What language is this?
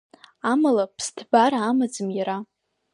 Abkhazian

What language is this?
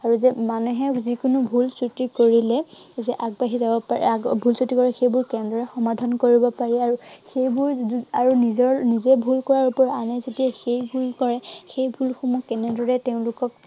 Assamese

